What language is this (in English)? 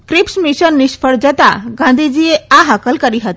Gujarati